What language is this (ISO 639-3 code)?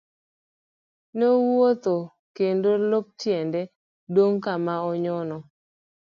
luo